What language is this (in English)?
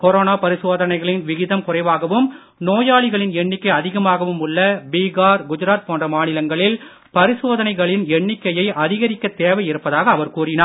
Tamil